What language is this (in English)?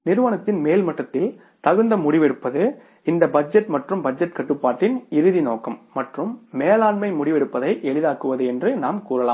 Tamil